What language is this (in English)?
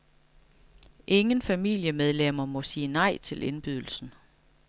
Danish